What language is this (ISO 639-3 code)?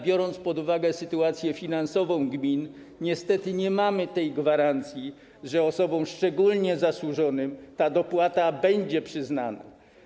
pol